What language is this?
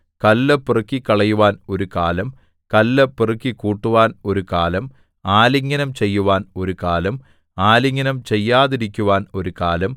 Malayalam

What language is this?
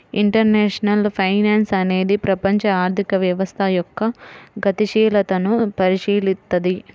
Telugu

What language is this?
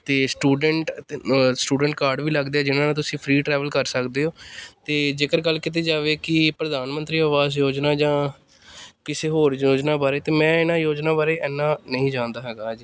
Punjabi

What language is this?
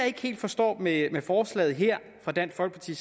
Danish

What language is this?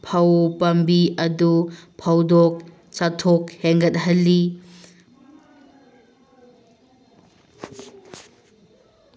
Manipuri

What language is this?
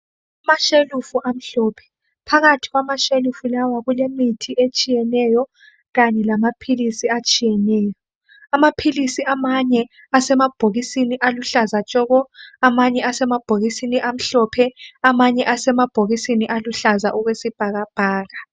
North Ndebele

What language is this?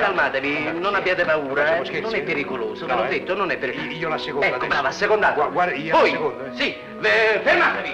Italian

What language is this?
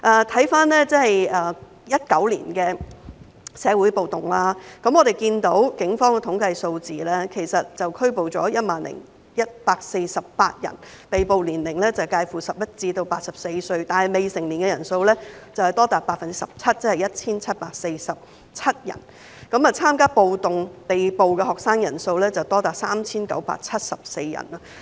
Cantonese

